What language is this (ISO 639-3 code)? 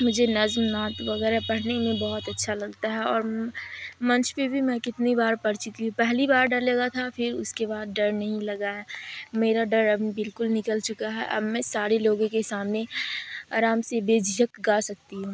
urd